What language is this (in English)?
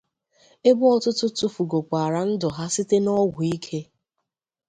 Igbo